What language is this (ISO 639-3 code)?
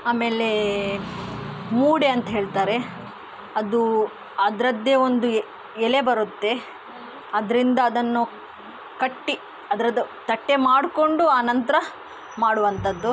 kan